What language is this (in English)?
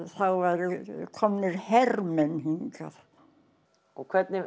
Icelandic